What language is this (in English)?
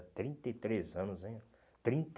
Portuguese